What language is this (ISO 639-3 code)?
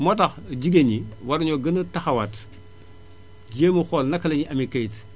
wol